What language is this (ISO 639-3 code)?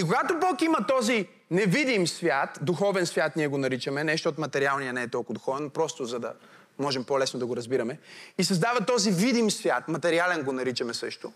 bul